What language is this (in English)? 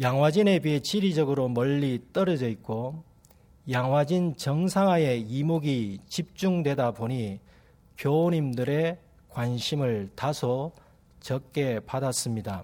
Korean